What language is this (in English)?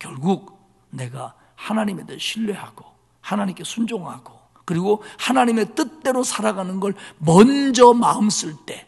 Korean